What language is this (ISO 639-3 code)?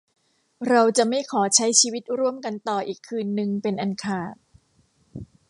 tha